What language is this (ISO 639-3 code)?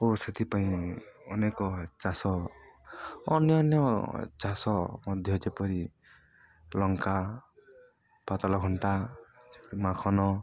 ori